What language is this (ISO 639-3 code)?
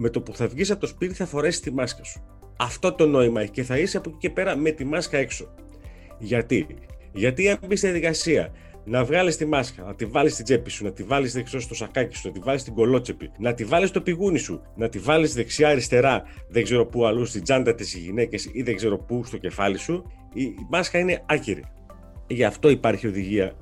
ell